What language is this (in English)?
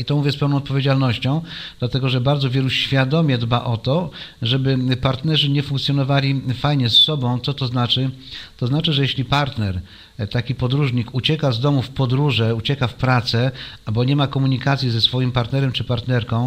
Polish